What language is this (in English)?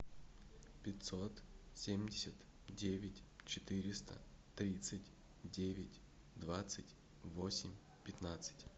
Russian